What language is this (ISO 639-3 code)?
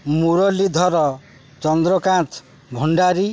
ori